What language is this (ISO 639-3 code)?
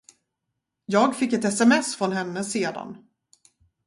swe